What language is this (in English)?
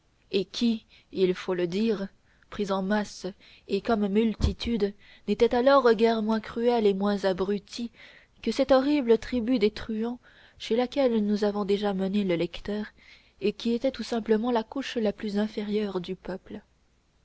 French